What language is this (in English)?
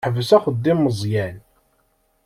Kabyle